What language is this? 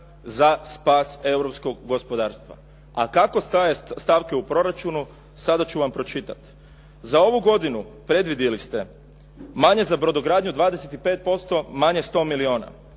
Croatian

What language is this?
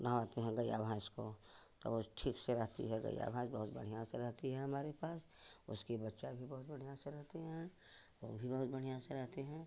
Hindi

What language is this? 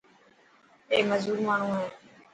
Dhatki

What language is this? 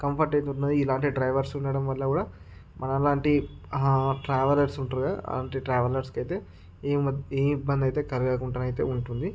Telugu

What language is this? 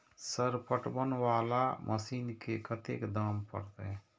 Maithili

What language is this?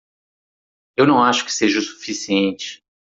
Portuguese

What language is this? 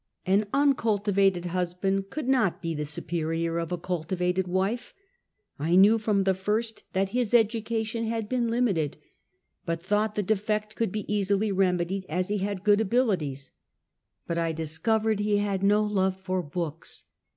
English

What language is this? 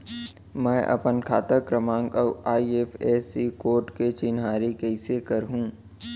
Chhattisgarhi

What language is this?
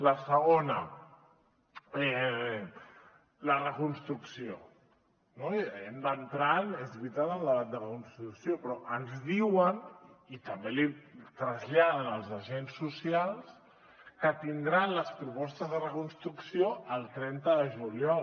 Catalan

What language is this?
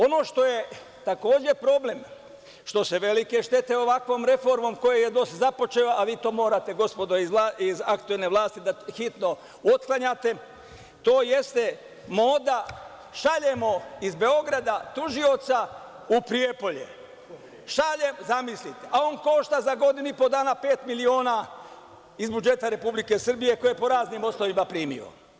Serbian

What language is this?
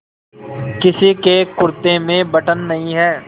Hindi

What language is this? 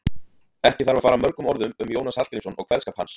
Icelandic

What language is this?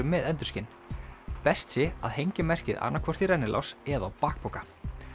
Icelandic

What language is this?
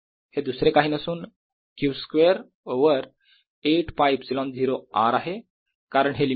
Marathi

